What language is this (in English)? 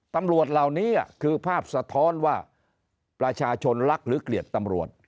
Thai